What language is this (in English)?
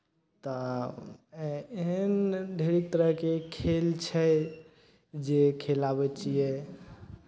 Maithili